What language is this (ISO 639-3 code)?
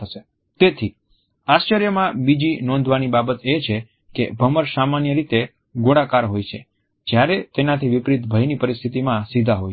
guj